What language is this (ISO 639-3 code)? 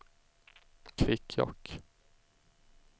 swe